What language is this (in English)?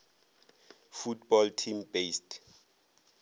Northern Sotho